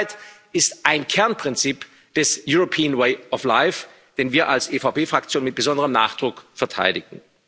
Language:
German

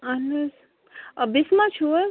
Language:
Kashmiri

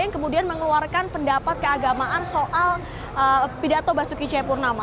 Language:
Indonesian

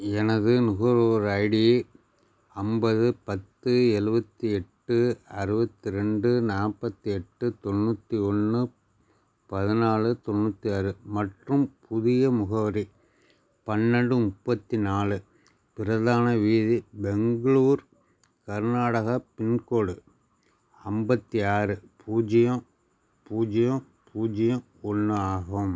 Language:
Tamil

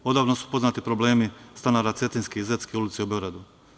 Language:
Serbian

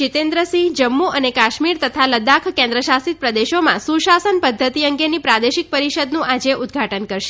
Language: Gujarati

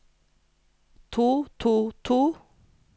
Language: Norwegian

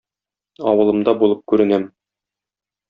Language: Tatar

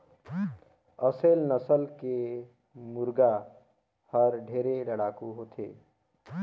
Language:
Chhattisgarhi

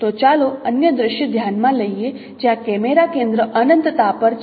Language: Gujarati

